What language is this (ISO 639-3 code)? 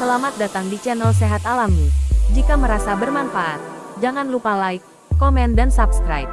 ind